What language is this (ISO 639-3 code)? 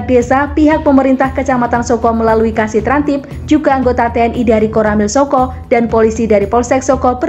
ind